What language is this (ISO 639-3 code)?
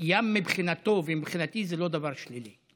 heb